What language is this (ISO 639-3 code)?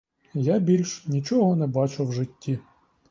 ukr